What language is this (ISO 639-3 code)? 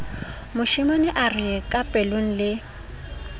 sot